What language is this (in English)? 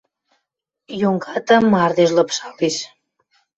Western Mari